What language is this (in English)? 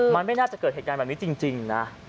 Thai